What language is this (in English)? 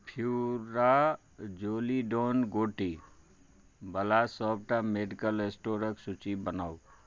Maithili